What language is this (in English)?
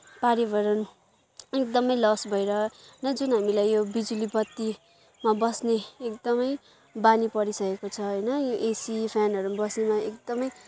Nepali